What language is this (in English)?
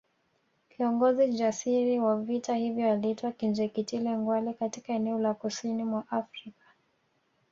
Swahili